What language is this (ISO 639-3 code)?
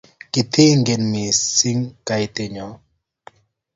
kln